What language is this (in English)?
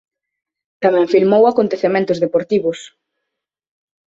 Galician